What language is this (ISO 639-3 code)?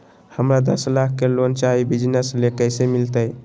mag